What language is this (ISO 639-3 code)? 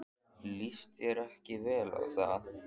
isl